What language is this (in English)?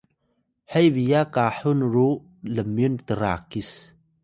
Atayal